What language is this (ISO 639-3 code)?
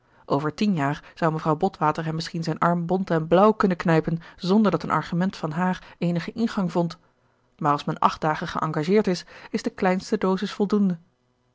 nld